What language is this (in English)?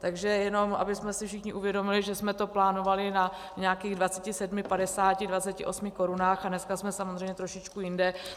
Czech